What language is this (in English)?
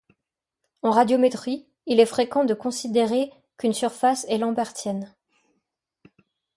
French